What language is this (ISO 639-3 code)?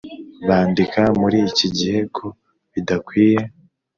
kin